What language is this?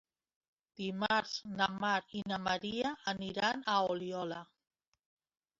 Catalan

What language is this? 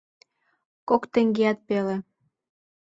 Mari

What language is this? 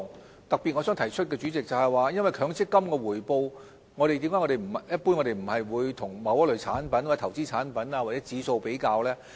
Cantonese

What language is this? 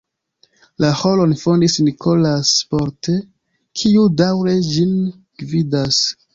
Esperanto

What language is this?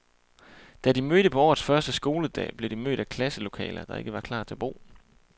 Danish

